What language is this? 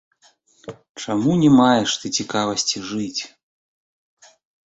Belarusian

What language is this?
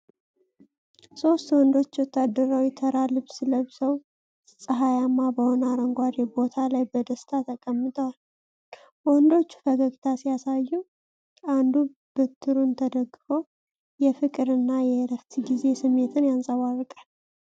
Amharic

